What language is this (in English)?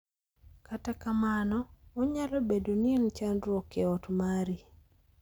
Luo (Kenya and Tanzania)